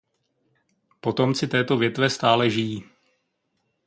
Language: Czech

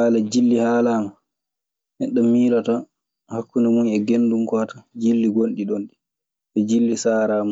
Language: Maasina Fulfulde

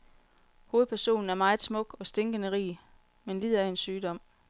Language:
Danish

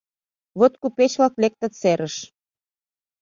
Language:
Mari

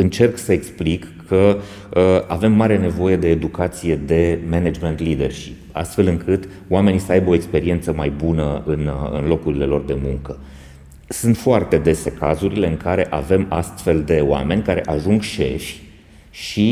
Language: Romanian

